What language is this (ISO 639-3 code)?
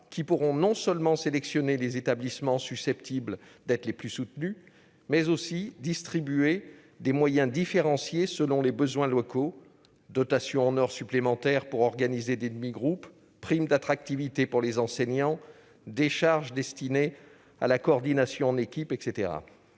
fra